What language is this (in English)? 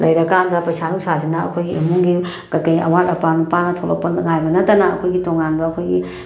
Manipuri